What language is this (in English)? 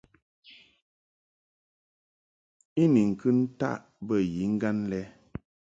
Mungaka